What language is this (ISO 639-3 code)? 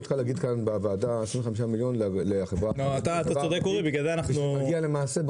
heb